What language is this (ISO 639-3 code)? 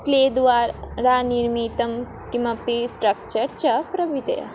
san